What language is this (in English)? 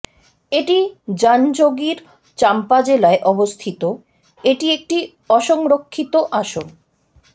Bangla